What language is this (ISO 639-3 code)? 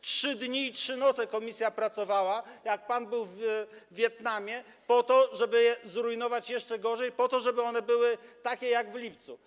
pol